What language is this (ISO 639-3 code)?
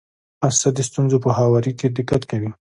pus